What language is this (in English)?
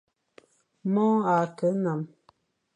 Fang